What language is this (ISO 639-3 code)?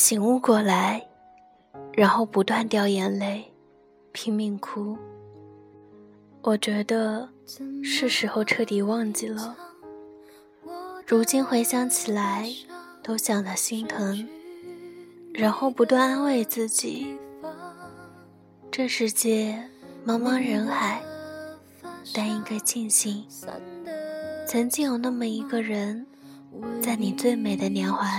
zho